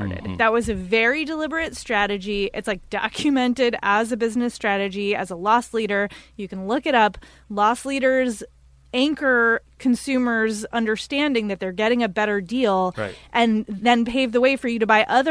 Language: English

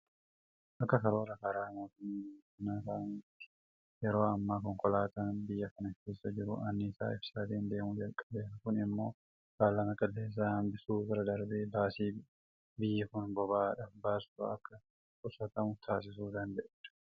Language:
Oromo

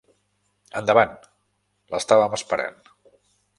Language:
Catalan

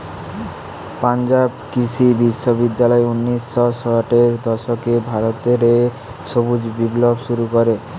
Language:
Bangla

